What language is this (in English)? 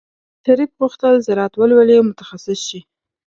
Pashto